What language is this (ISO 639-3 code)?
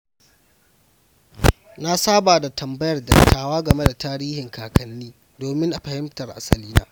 hau